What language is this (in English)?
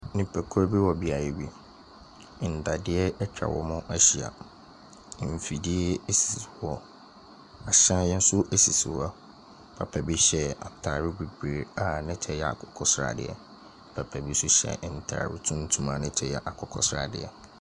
Akan